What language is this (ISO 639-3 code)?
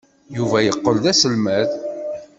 kab